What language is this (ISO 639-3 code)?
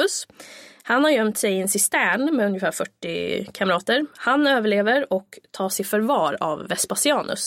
swe